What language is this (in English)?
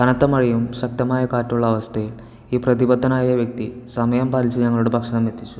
Malayalam